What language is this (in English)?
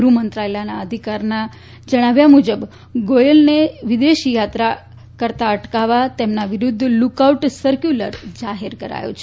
Gujarati